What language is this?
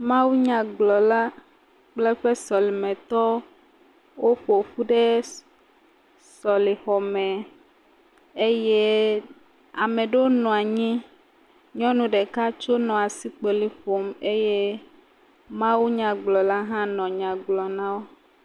Ewe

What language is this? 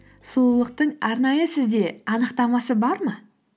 Kazakh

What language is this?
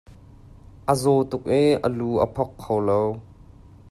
Hakha Chin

